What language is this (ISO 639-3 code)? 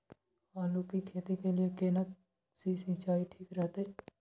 mai